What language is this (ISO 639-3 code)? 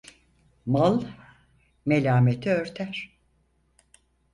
tur